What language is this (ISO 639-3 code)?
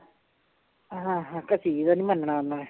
pan